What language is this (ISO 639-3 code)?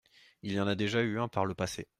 fra